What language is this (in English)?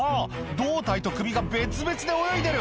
Japanese